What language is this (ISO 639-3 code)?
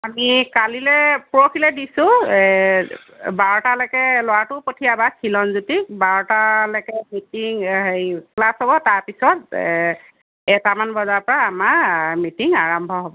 asm